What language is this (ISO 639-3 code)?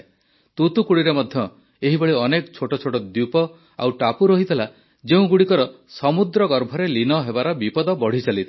ori